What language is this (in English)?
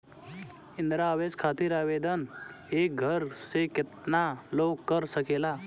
Bhojpuri